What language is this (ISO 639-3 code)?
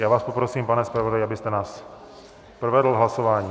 ces